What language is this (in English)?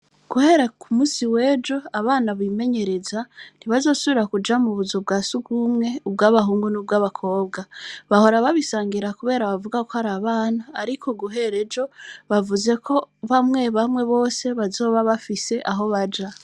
Rundi